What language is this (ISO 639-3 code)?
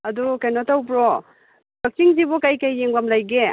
mni